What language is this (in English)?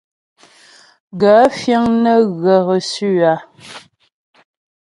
Ghomala